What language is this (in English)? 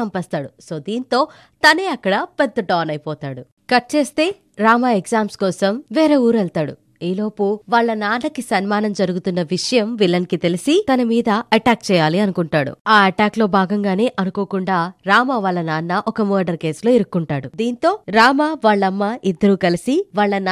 Telugu